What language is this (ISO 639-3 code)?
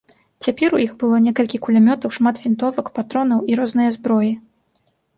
bel